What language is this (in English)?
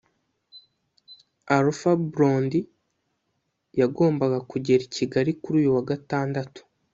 Kinyarwanda